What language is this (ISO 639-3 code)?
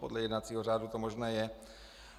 ces